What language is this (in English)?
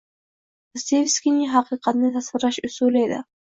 Uzbek